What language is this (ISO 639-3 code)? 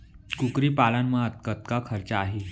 hne